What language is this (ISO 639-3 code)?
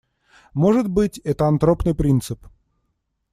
rus